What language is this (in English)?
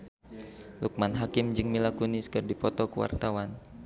Sundanese